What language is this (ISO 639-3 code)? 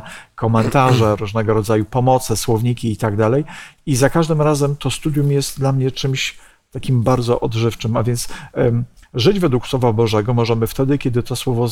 pol